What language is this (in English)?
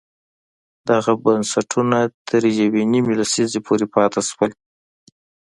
Pashto